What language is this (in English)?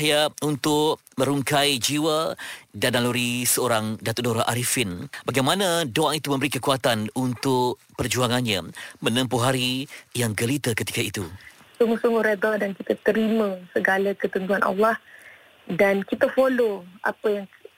Malay